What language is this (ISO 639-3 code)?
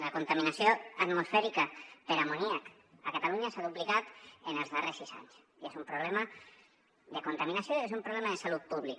cat